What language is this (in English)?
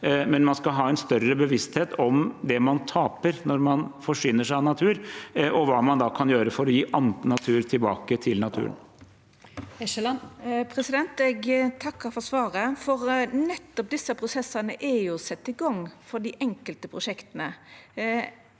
Norwegian